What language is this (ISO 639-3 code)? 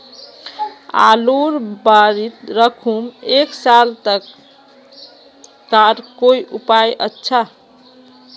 mag